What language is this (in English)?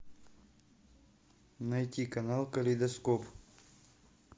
Russian